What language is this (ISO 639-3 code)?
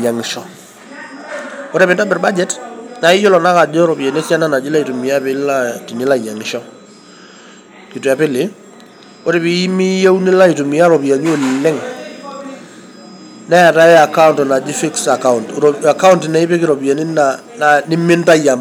mas